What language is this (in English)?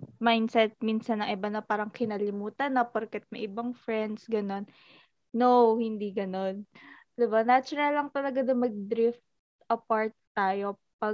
Filipino